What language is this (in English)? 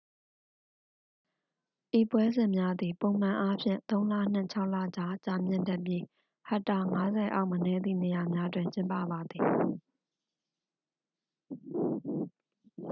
Burmese